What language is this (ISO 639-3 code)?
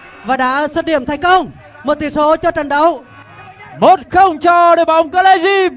vie